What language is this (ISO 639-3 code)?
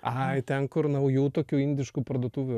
lit